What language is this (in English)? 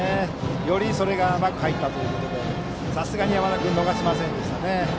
Japanese